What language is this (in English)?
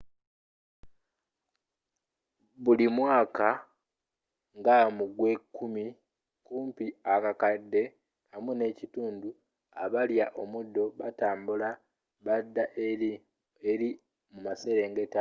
Ganda